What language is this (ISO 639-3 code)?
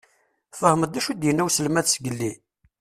kab